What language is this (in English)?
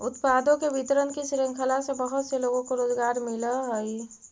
Magahi